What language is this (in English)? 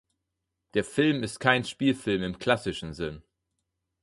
German